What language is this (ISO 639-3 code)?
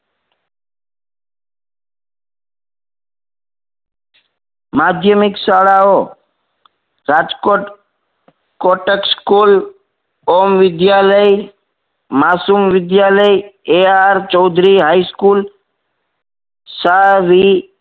guj